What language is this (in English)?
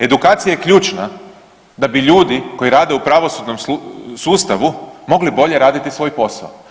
Croatian